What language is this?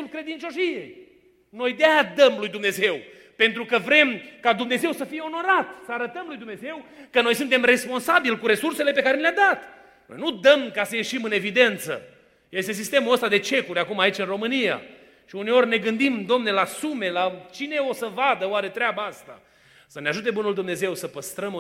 Romanian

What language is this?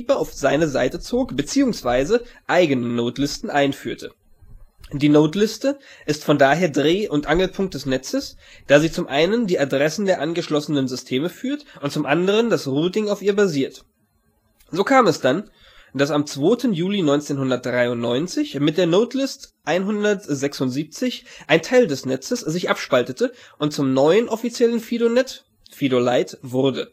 German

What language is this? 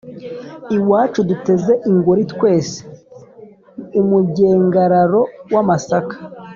Kinyarwanda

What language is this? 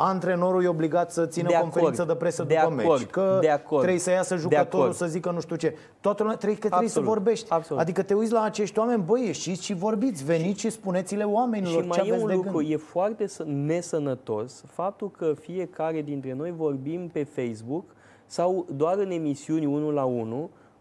Romanian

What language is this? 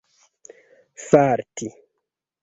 Esperanto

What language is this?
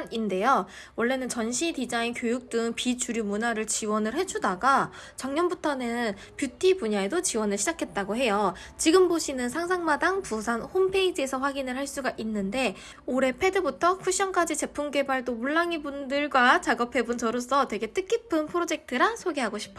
Korean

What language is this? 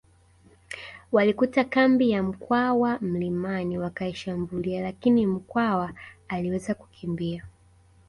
Swahili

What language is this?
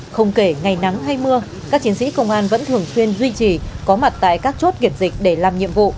Vietnamese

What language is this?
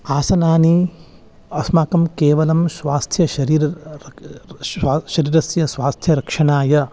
Sanskrit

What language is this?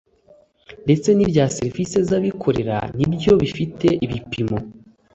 Kinyarwanda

